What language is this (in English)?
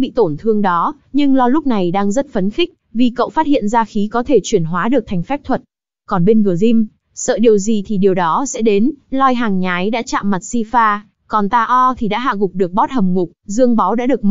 Vietnamese